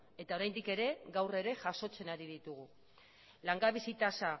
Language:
Basque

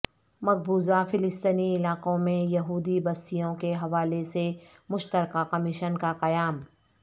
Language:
Urdu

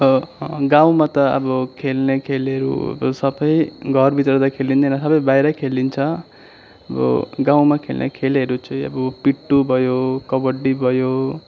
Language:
Nepali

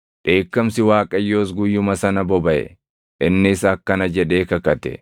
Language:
Oromo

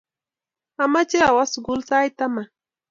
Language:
Kalenjin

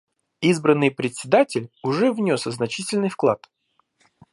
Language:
Russian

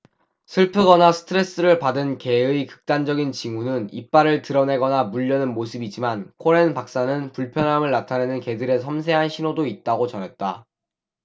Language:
Korean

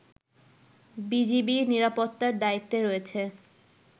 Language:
Bangla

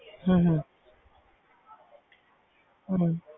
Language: Punjabi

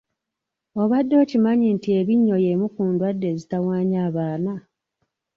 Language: Ganda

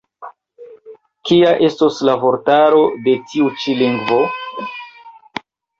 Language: Esperanto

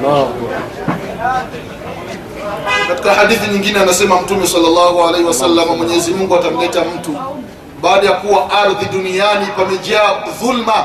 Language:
Swahili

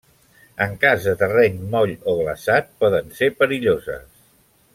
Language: Catalan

